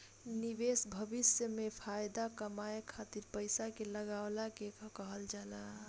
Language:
Bhojpuri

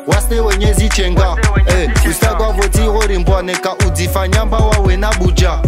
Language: Romanian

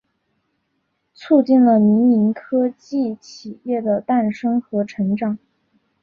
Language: Chinese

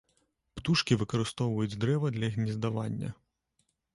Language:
Belarusian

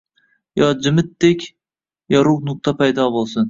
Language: Uzbek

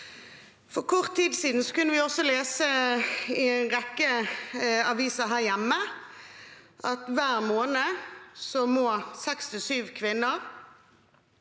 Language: Norwegian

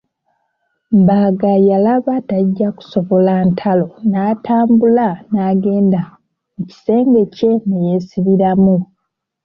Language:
Ganda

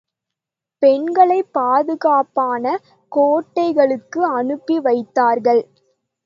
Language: Tamil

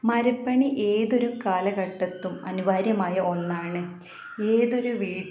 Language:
Malayalam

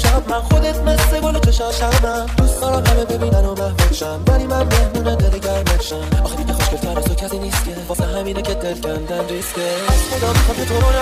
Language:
Persian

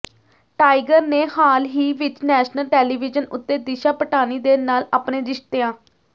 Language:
Punjabi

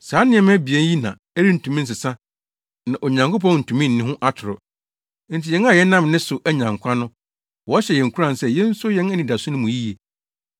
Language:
Akan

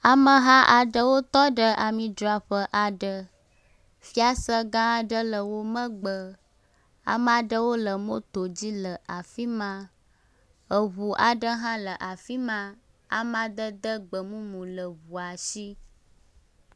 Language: Ewe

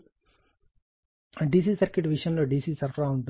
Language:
Telugu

